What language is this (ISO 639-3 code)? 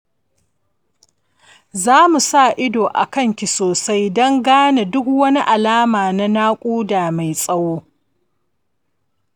hau